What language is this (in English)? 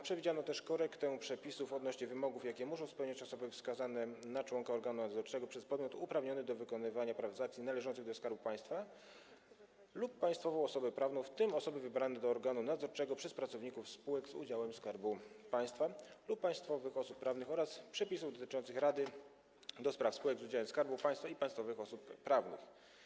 Polish